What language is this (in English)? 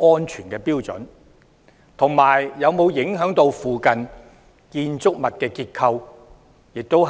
Cantonese